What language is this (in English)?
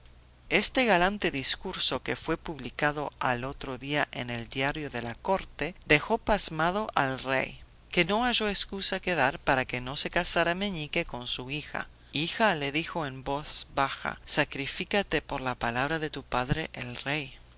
Spanish